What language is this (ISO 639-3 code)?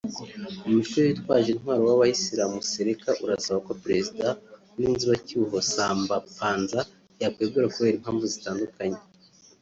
kin